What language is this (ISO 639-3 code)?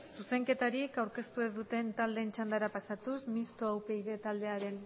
eus